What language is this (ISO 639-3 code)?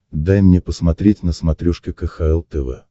rus